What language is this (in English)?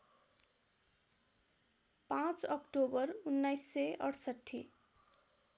Nepali